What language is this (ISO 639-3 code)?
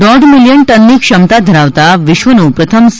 guj